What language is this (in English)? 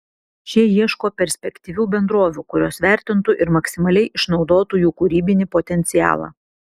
Lithuanian